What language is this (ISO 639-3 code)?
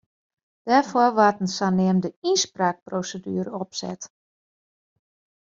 fry